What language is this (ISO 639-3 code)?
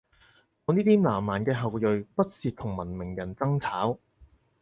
yue